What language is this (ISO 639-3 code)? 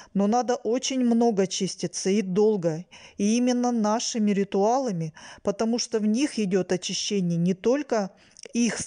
rus